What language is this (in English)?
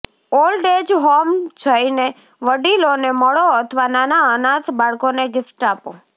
Gujarati